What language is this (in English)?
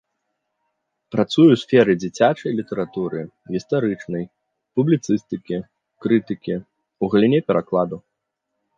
Belarusian